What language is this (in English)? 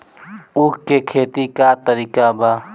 Bhojpuri